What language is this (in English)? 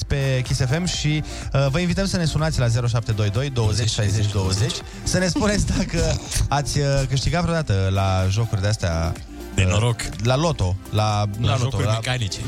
Romanian